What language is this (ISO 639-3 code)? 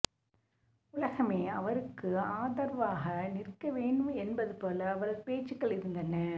tam